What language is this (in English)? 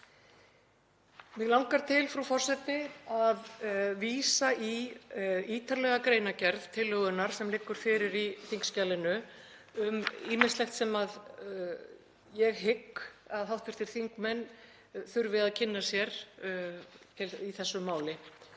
Icelandic